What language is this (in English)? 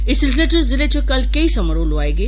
Dogri